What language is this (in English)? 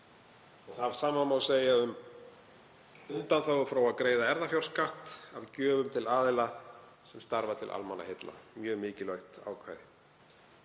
Icelandic